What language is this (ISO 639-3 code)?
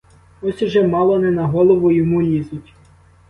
ukr